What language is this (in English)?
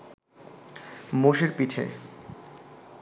Bangla